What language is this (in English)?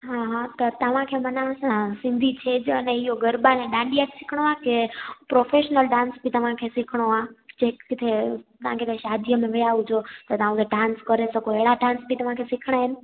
Sindhi